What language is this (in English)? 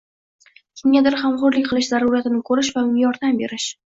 Uzbek